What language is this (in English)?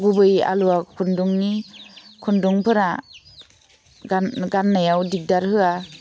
Bodo